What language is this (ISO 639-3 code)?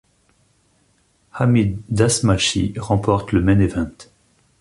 fra